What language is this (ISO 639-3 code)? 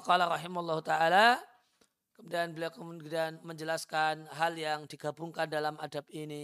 ind